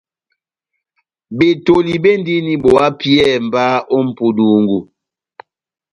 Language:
Batanga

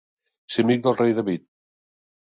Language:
Catalan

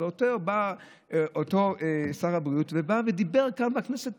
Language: Hebrew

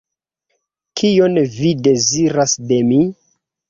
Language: Esperanto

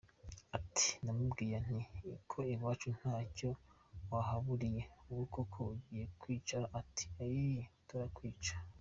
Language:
Kinyarwanda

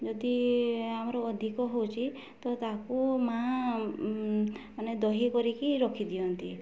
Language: Odia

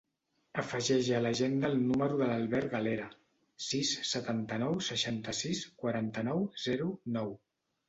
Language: Catalan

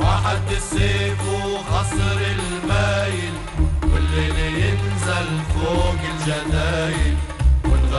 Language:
Arabic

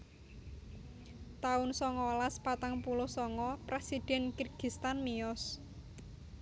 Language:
Javanese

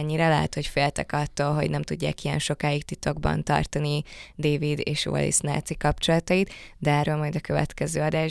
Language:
Hungarian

